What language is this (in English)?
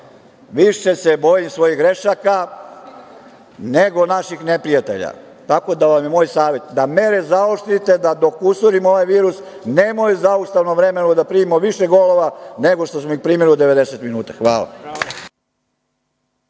Serbian